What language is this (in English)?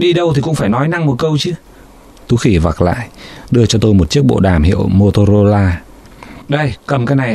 Vietnamese